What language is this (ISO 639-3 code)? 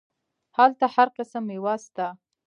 pus